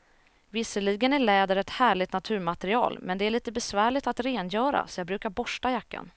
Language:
Swedish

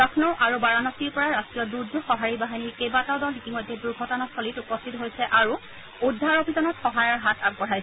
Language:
Assamese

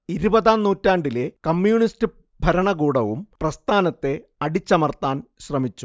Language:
Malayalam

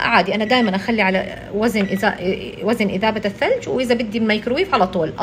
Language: Arabic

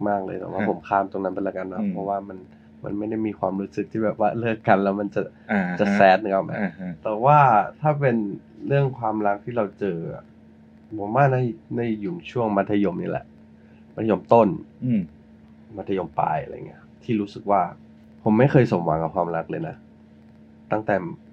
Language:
Thai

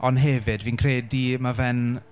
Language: Welsh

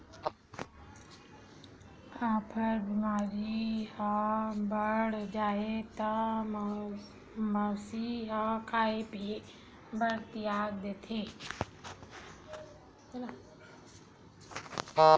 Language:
Chhattisgarhi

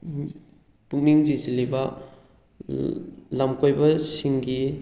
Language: Manipuri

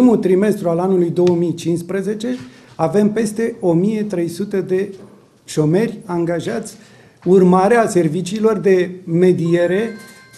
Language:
Romanian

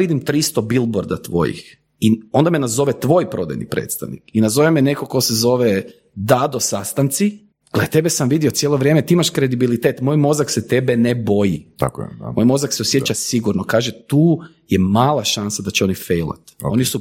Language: Croatian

